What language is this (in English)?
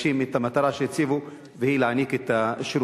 Hebrew